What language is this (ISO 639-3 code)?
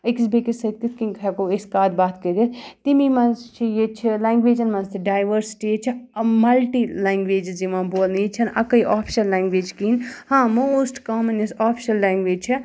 kas